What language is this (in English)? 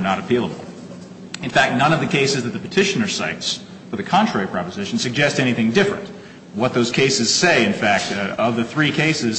English